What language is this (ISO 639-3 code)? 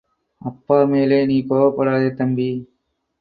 tam